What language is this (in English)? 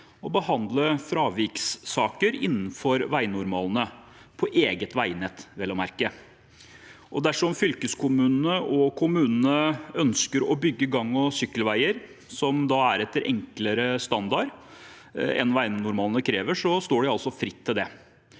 Norwegian